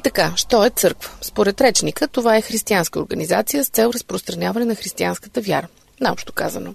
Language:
Bulgarian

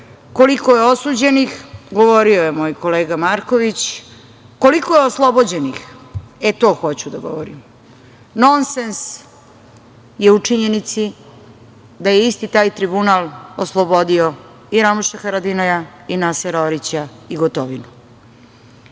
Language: Serbian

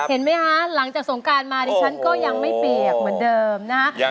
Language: Thai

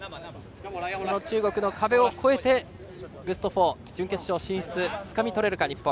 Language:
Japanese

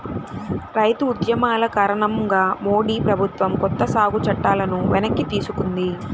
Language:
Telugu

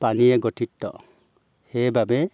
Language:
Assamese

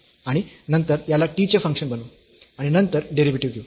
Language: Marathi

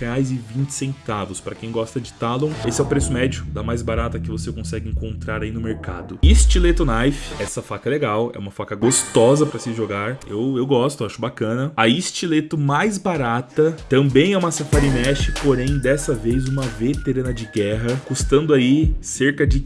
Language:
Portuguese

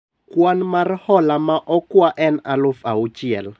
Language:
Luo (Kenya and Tanzania)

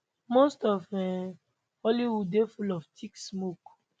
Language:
Nigerian Pidgin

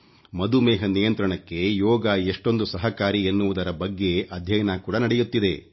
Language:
Kannada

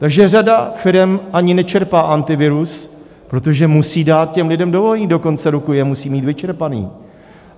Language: Czech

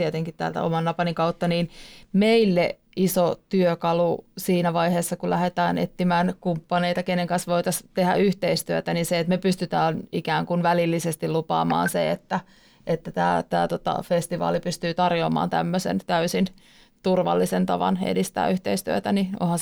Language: Finnish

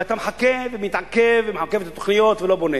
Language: Hebrew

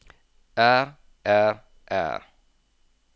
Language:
Norwegian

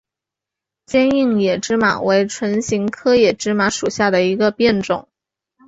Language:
Chinese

